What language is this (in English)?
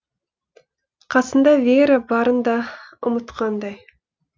Kazakh